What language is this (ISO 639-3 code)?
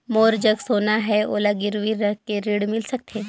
hne